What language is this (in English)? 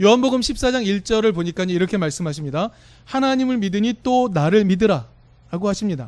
Korean